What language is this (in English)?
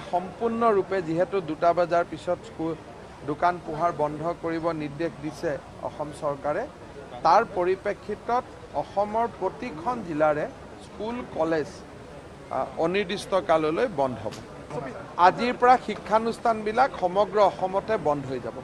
Dutch